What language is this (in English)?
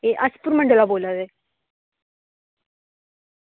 Dogri